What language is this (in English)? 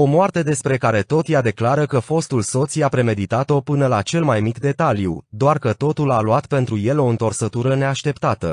Romanian